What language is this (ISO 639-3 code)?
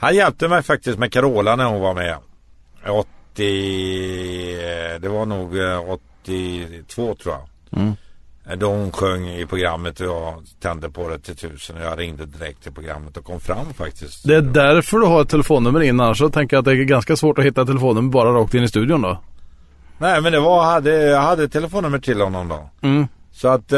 swe